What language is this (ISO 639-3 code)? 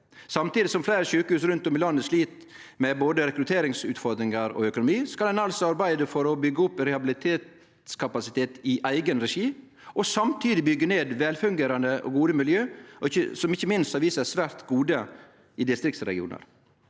nor